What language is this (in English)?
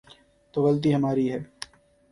Urdu